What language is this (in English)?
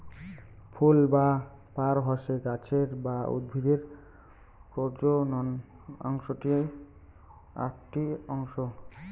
Bangla